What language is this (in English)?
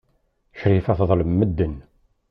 Kabyle